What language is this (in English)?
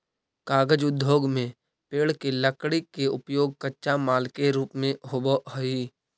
Magahi